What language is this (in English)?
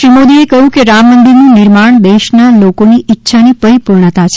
Gujarati